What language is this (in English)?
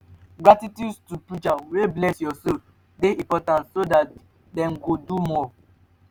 Nigerian Pidgin